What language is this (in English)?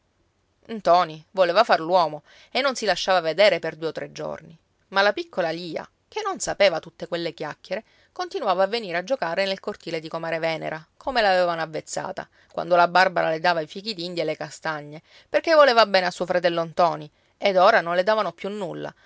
Italian